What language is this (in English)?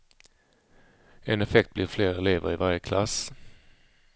Swedish